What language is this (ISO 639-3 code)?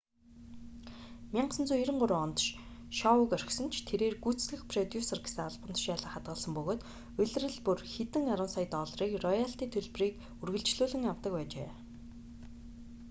mon